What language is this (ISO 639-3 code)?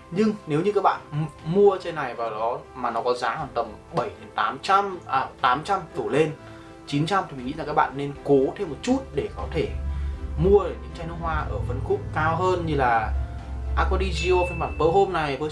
vie